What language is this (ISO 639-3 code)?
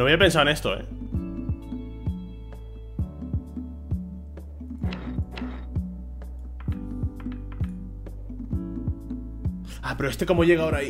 spa